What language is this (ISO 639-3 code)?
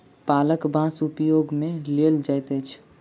mai